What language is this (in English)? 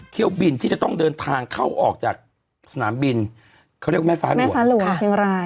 Thai